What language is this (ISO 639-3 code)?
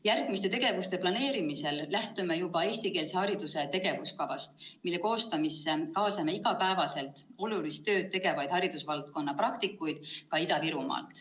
est